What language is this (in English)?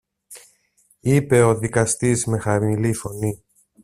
Greek